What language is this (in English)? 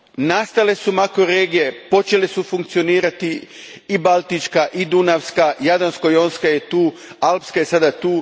Croatian